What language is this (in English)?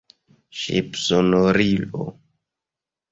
Esperanto